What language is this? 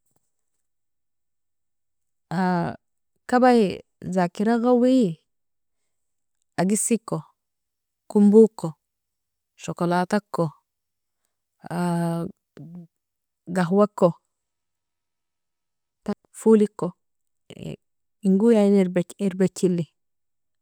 Nobiin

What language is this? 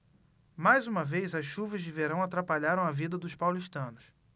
Portuguese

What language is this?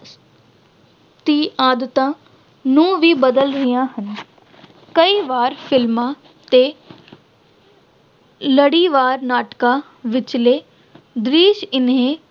Punjabi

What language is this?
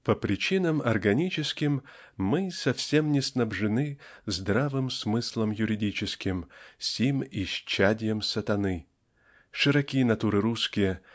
Russian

